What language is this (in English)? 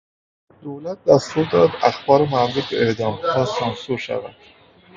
Persian